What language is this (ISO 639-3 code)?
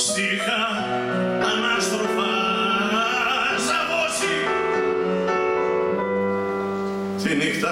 ell